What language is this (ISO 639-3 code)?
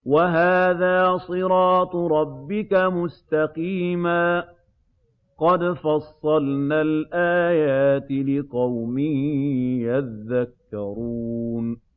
ara